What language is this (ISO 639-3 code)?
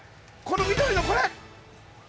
jpn